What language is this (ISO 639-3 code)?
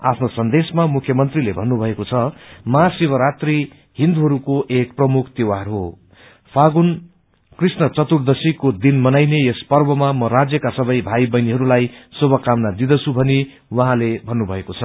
nep